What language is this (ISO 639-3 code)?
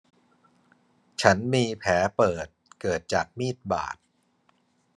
tha